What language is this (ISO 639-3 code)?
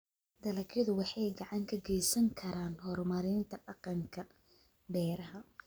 som